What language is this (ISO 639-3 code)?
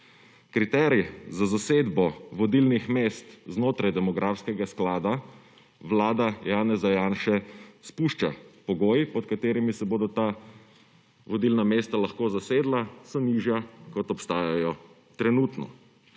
slv